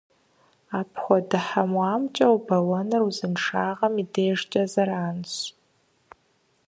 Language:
Kabardian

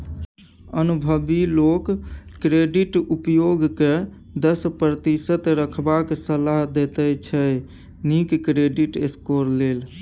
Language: Maithili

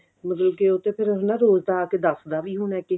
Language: Punjabi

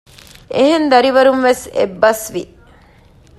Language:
Divehi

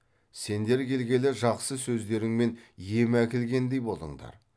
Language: Kazakh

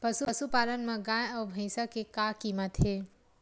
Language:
Chhattisgarhi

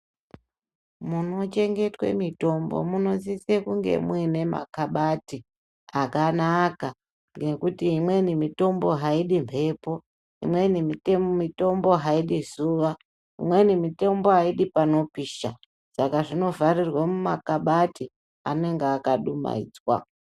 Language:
Ndau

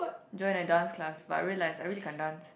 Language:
English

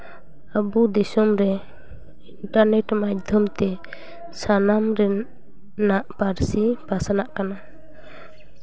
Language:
Santali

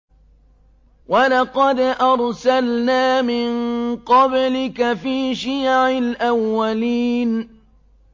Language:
Arabic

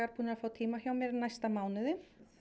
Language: Icelandic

